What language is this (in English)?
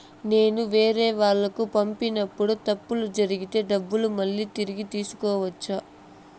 Telugu